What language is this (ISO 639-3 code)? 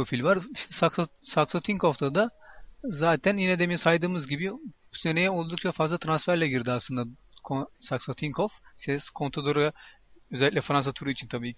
tur